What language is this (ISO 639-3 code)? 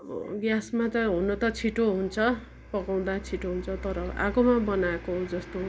nep